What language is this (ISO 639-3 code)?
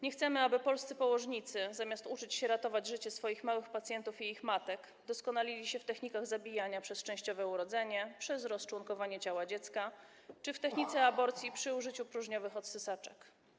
pol